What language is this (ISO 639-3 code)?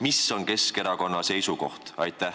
est